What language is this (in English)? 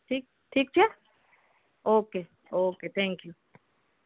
Gujarati